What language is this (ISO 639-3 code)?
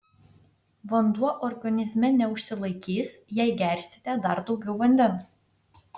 lit